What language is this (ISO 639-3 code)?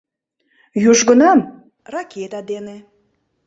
chm